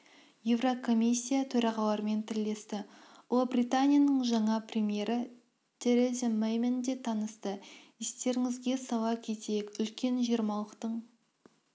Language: Kazakh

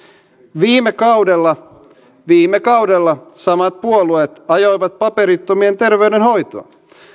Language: Finnish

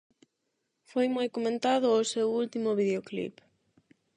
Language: Galician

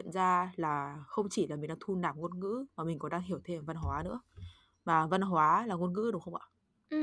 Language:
Vietnamese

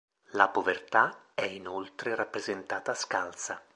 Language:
Italian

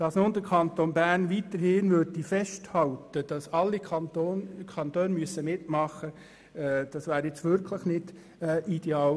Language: Swiss German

